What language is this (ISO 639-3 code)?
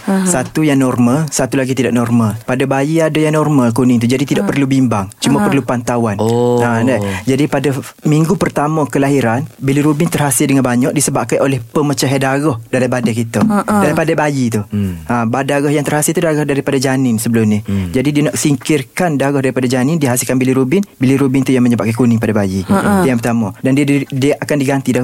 msa